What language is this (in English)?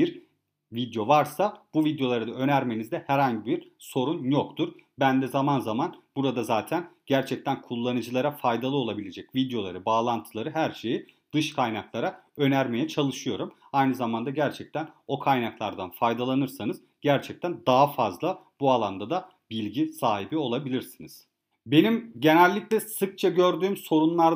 Turkish